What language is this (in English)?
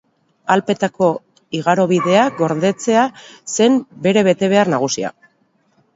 Basque